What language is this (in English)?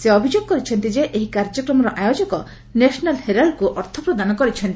Odia